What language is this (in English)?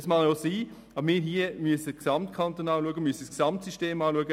Swiss German